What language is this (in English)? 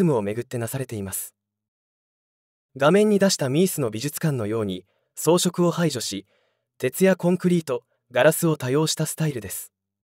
Japanese